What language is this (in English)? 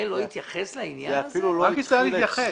Hebrew